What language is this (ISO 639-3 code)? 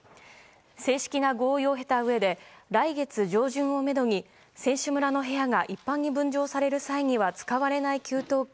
jpn